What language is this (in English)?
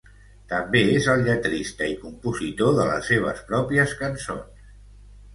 Catalan